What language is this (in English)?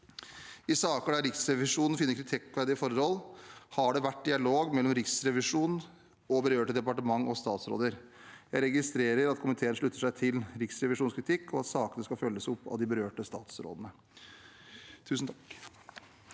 Norwegian